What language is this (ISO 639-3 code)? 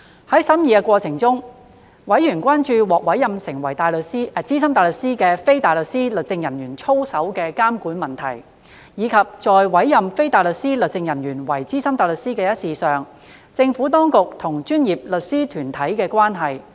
yue